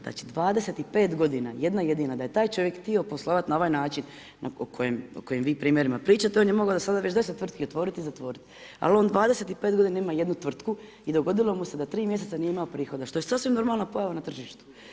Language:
Croatian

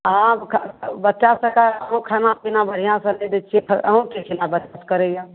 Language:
Maithili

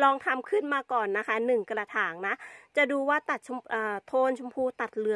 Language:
Thai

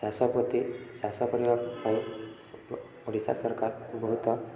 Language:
Odia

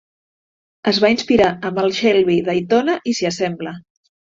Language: Catalan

